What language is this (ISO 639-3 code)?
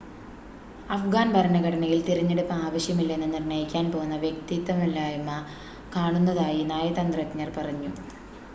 mal